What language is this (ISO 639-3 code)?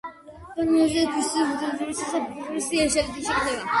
kat